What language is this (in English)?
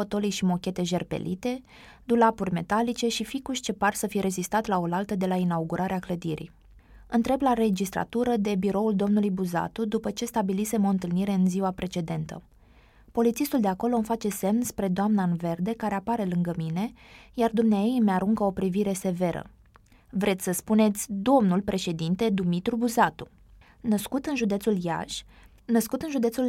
Romanian